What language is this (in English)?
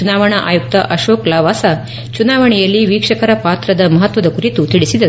Kannada